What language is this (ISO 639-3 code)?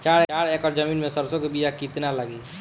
bho